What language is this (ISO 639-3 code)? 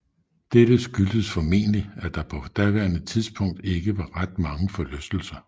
dan